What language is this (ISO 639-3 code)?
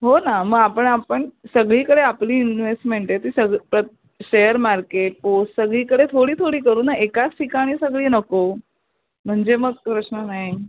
mar